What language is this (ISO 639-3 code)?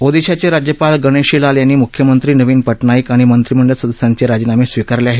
mar